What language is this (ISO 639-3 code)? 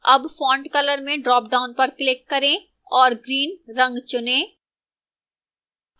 hin